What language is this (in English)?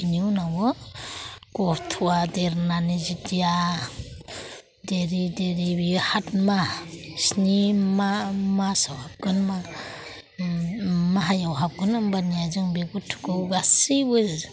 Bodo